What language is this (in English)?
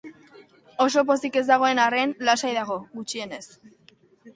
Basque